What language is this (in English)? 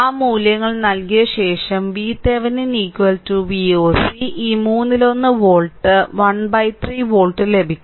Malayalam